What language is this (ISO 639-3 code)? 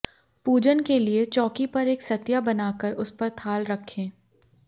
hin